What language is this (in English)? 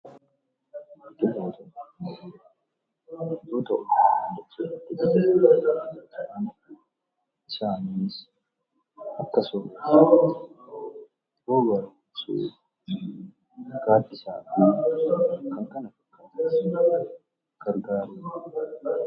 Oromo